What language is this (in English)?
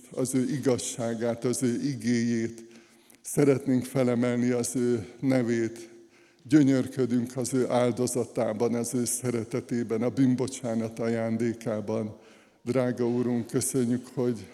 Hungarian